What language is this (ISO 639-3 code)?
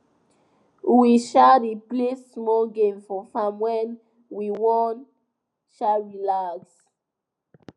pcm